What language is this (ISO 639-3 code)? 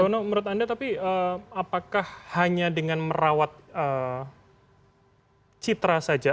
ind